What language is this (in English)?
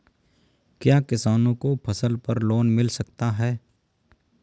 Hindi